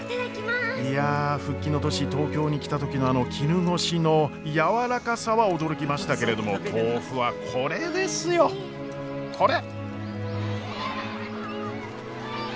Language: Japanese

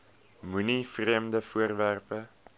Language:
Afrikaans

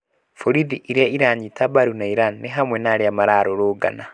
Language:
Kikuyu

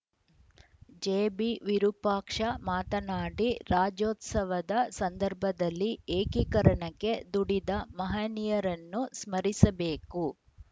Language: Kannada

